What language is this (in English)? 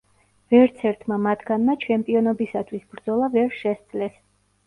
Georgian